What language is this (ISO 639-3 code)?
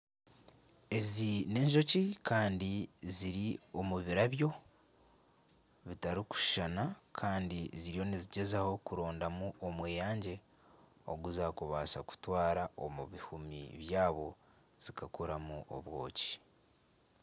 nyn